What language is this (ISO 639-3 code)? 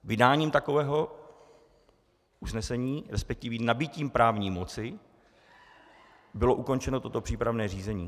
ces